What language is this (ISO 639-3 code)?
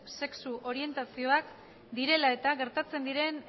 eus